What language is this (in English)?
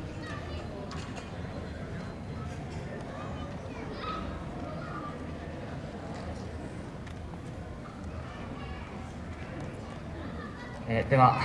Japanese